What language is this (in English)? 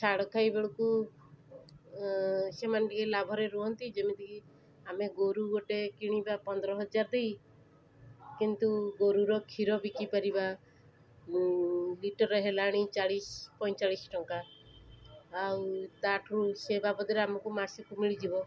Odia